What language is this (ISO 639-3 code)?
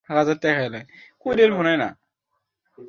ben